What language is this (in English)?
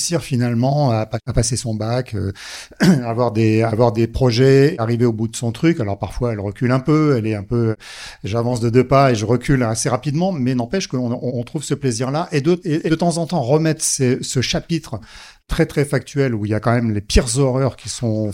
French